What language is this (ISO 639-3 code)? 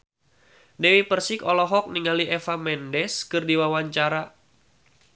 sun